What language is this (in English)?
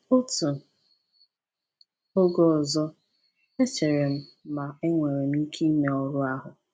Igbo